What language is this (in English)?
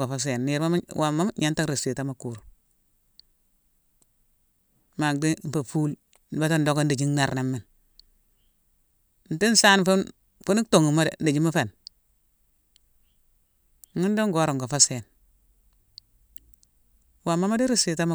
Mansoanka